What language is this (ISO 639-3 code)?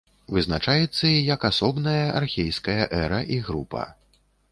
bel